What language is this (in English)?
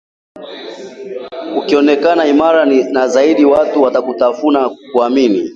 Swahili